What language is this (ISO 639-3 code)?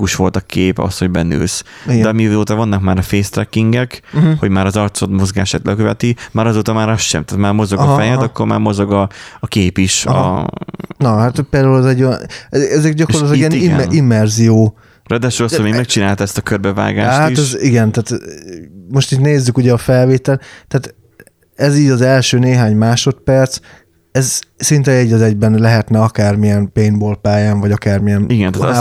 hun